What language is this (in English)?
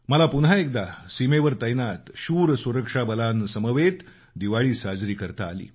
Marathi